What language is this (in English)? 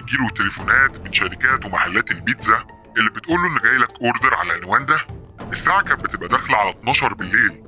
Arabic